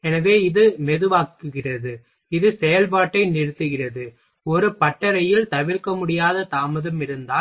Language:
Tamil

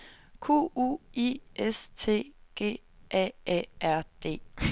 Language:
Danish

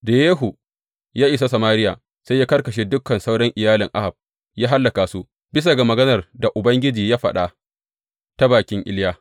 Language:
Hausa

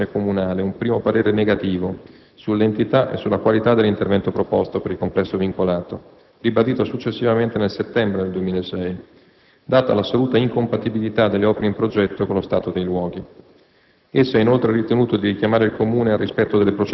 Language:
Italian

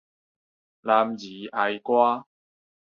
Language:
Min Nan Chinese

